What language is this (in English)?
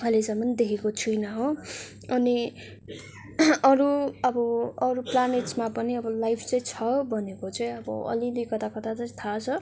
Nepali